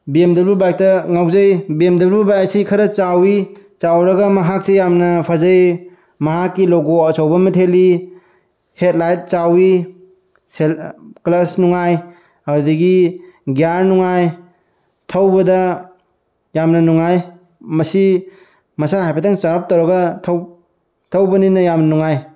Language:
Manipuri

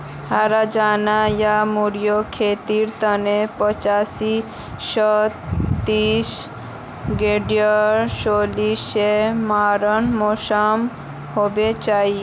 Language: Magahi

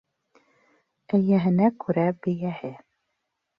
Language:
Bashkir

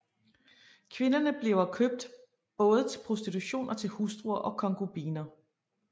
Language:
Danish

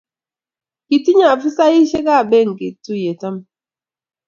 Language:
Kalenjin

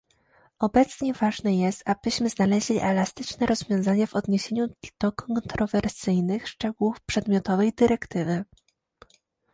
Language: Polish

